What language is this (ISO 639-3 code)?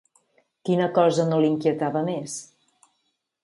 cat